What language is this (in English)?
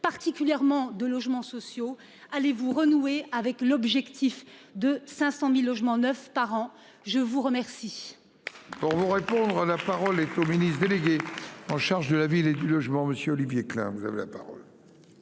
French